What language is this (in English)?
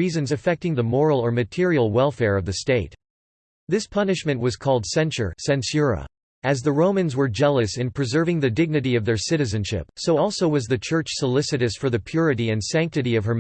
English